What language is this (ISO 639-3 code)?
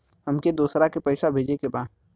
bho